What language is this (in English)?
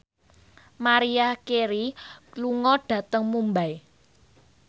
Javanese